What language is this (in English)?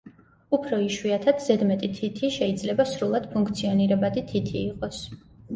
Georgian